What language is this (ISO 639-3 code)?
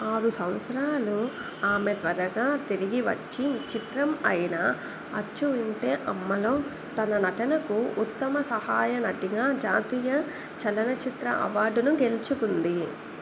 tel